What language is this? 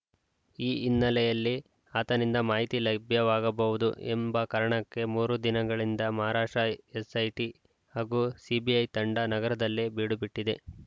Kannada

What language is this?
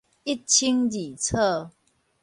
Min Nan Chinese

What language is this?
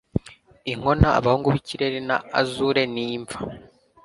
Kinyarwanda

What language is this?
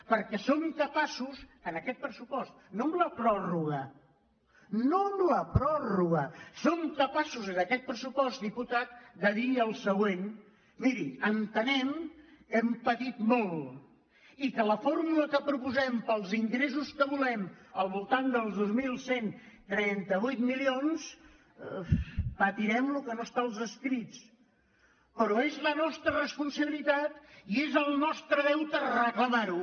Catalan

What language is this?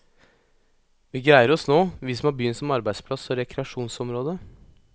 Norwegian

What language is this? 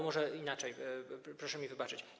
Polish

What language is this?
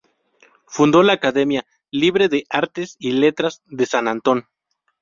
Spanish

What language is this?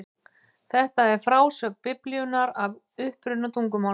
Icelandic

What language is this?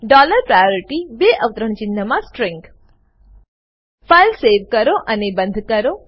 Gujarati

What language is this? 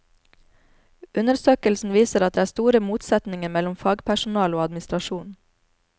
Norwegian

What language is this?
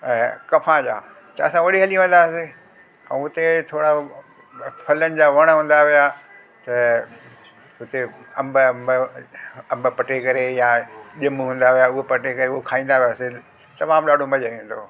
Sindhi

